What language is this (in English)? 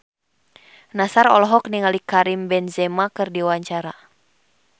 Sundanese